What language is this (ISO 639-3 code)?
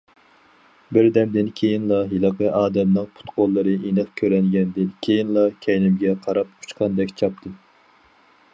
uig